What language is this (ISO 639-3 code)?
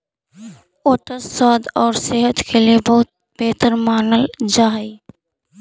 mag